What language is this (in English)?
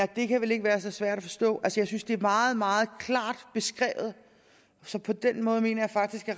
Danish